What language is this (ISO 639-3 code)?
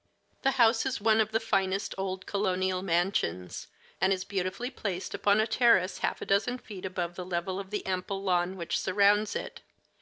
eng